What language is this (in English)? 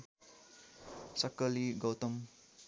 Nepali